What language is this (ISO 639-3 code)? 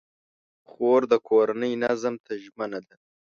pus